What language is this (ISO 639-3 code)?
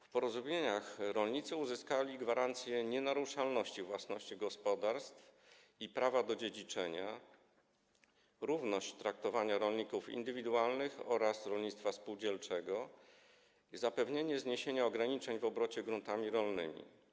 pol